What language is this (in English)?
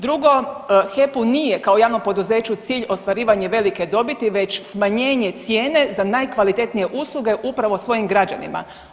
Croatian